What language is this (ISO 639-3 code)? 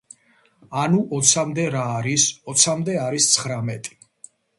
kat